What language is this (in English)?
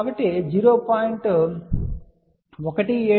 Telugu